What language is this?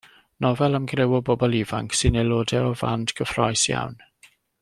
Welsh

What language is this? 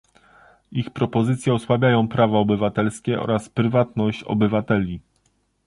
Polish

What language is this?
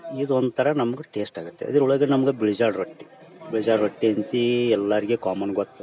Kannada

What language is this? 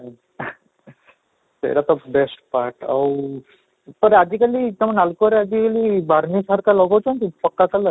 Odia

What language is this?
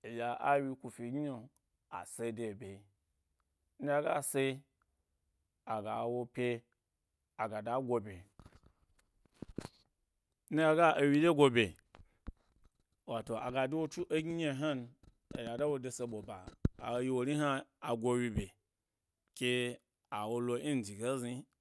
Gbari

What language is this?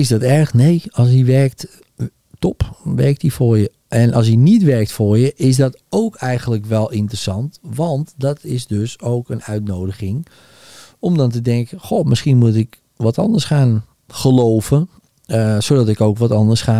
Dutch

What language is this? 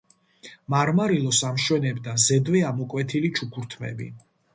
Georgian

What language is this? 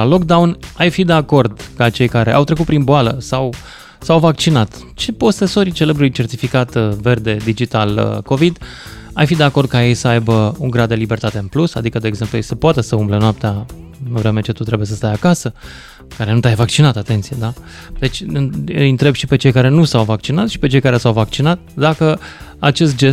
Romanian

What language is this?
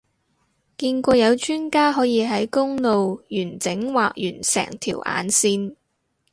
Cantonese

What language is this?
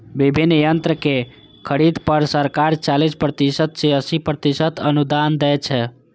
Maithili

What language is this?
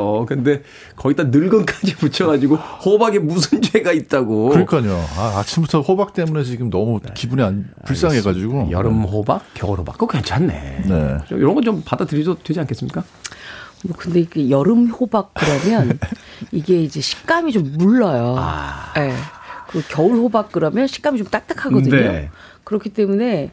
Korean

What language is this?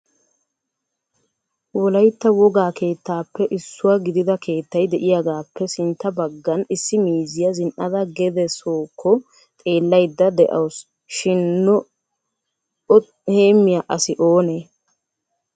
Wolaytta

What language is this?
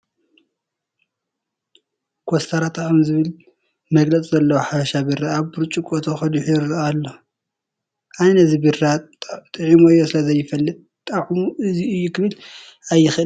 Tigrinya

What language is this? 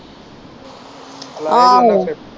Punjabi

